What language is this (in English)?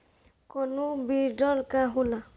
Bhojpuri